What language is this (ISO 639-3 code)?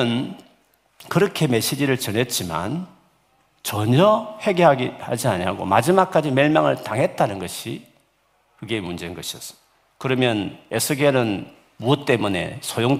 kor